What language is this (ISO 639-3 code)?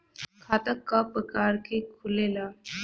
bho